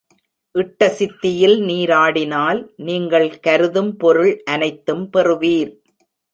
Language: Tamil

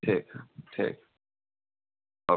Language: Hindi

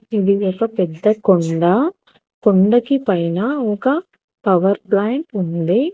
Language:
Telugu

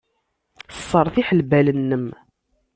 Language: Kabyle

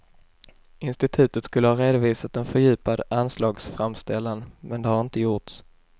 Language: Swedish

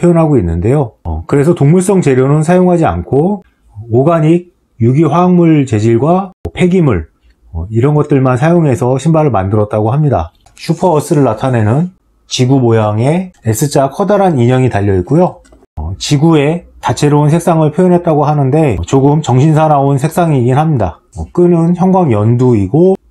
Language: Korean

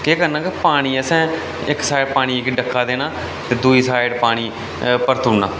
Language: Dogri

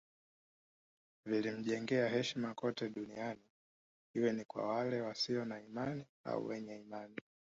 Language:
Swahili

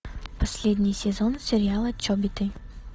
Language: Russian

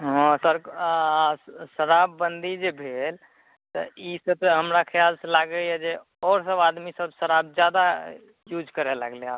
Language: Maithili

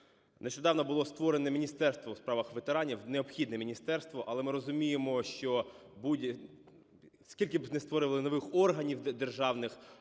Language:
Ukrainian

